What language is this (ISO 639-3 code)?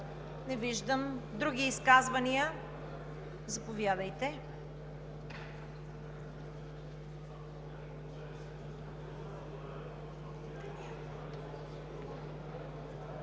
bul